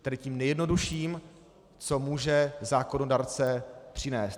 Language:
Czech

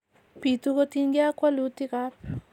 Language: Kalenjin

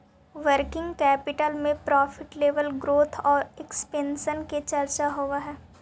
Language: Magahi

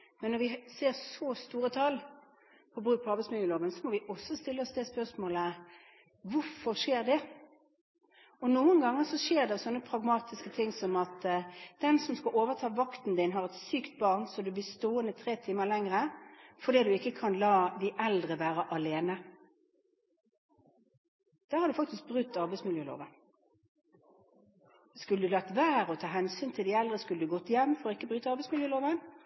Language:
Norwegian Bokmål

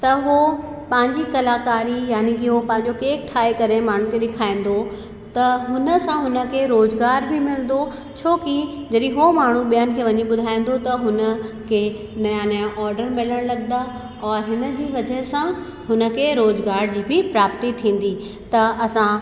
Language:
Sindhi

